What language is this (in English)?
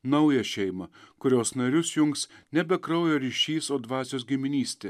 Lithuanian